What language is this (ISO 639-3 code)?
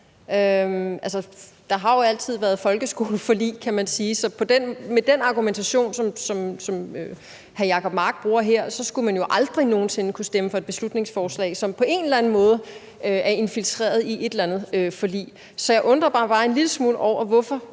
dan